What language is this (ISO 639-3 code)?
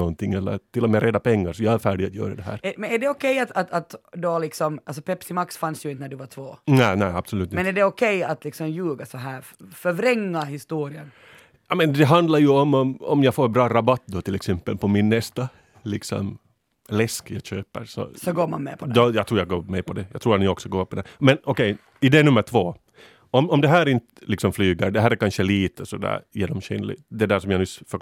swe